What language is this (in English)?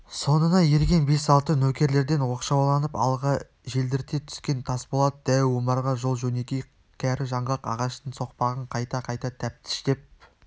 Kazakh